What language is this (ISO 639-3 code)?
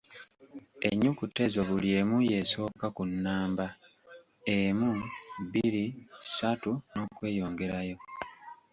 lug